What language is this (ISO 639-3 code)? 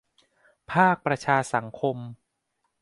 tha